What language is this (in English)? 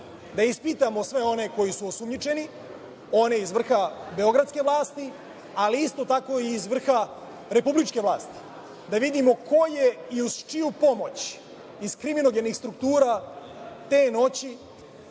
Serbian